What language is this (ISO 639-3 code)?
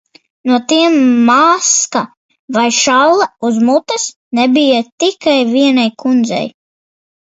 lav